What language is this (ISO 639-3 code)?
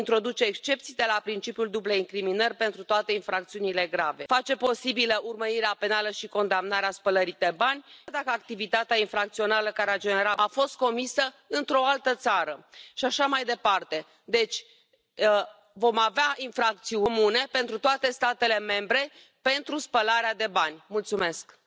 hun